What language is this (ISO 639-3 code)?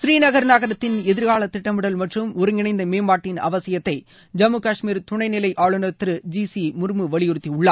tam